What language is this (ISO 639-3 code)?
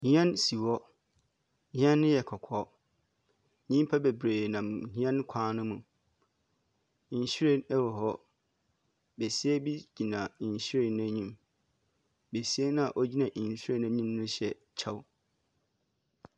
aka